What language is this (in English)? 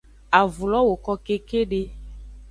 Aja (Benin)